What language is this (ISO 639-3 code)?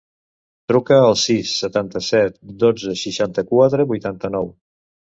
cat